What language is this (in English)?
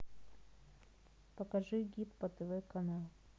Russian